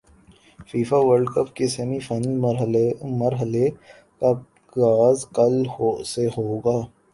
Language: Urdu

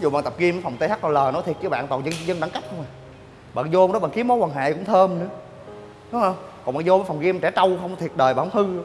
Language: Vietnamese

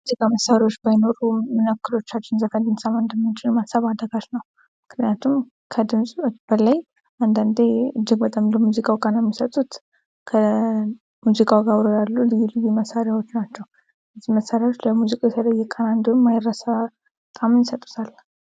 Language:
Amharic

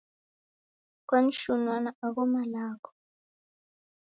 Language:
Taita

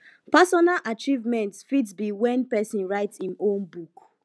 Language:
Nigerian Pidgin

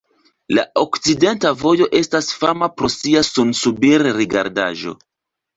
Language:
Esperanto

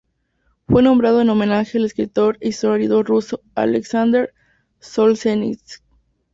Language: Spanish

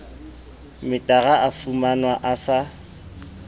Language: Southern Sotho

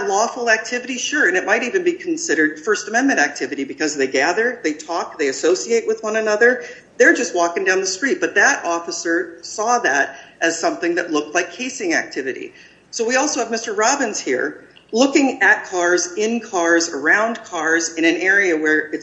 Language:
English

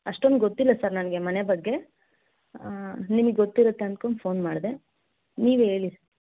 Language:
Kannada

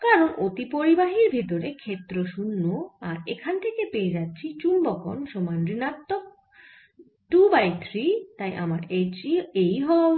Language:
Bangla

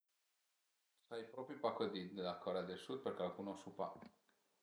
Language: Piedmontese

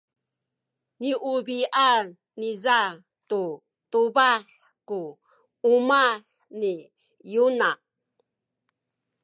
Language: Sakizaya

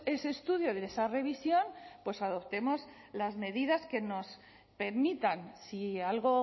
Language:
Spanish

